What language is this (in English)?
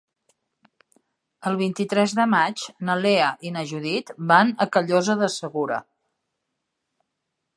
Catalan